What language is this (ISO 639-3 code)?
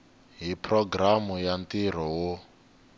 tso